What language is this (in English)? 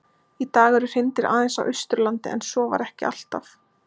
Icelandic